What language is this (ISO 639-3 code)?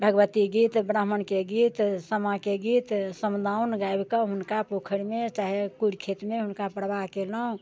mai